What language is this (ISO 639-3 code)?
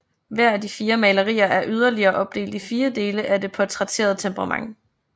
dan